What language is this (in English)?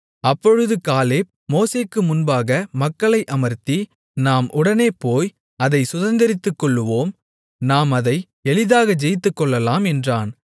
Tamil